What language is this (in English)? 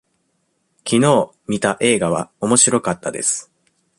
Japanese